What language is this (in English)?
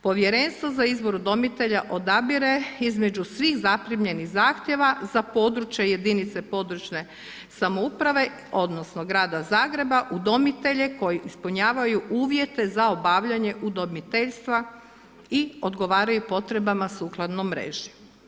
Croatian